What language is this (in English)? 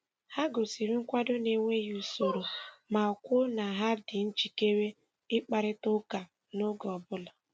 Igbo